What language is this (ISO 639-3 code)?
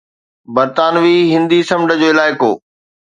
snd